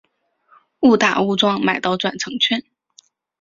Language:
Chinese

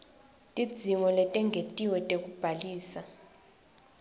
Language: Swati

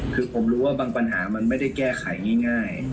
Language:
Thai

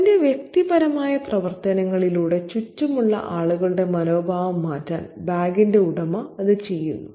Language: Malayalam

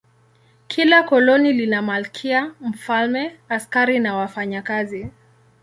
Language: Swahili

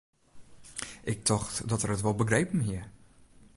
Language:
Western Frisian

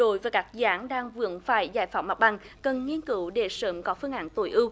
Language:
Vietnamese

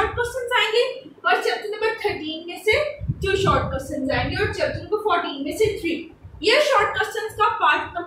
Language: Hindi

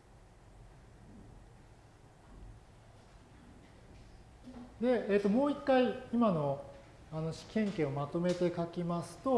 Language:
Japanese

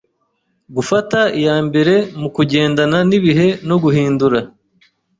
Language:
Kinyarwanda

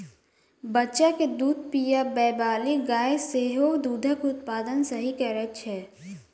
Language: Maithili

